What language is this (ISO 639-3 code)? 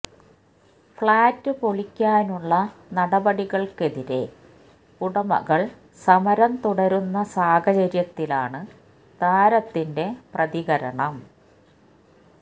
mal